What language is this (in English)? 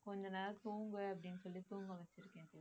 Tamil